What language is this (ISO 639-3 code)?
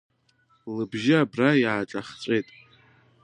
abk